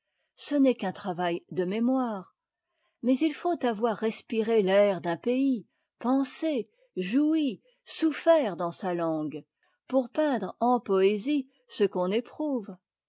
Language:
French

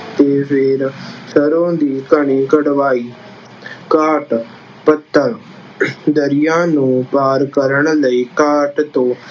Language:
Punjabi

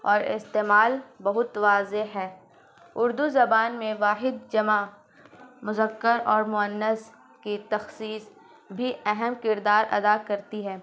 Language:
Urdu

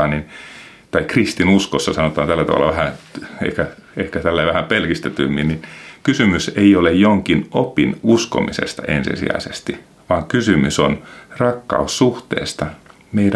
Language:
Finnish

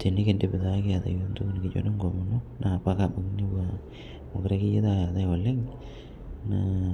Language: Masai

